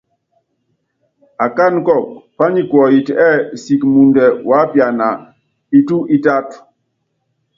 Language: Yangben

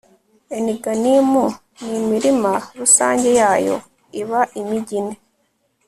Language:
Kinyarwanda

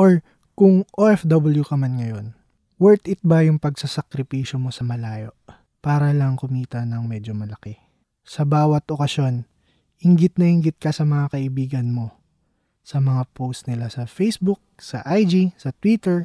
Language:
Filipino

